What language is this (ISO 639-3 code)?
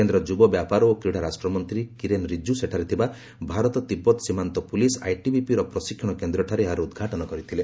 ori